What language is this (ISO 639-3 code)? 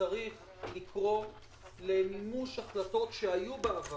heb